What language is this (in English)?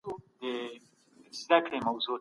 Pashto